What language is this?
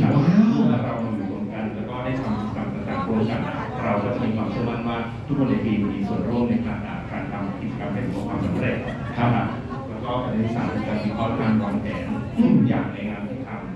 Thai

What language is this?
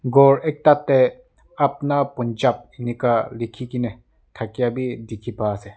Naga Pidgin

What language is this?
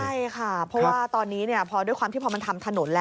Thai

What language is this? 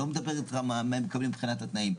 Hebrew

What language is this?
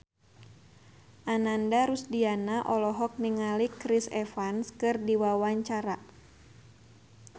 Sundanese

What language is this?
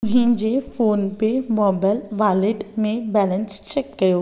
Sindhi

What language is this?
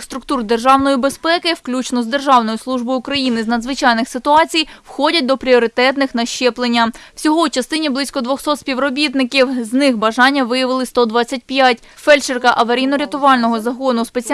Ukrainian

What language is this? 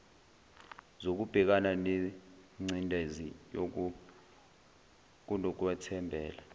Zulu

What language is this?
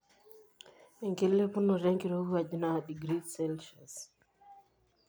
Masai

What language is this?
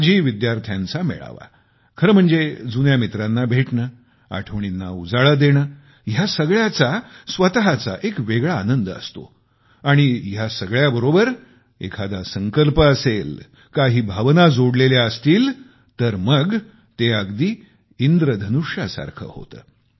Marathi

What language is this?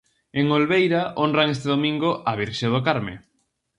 Galician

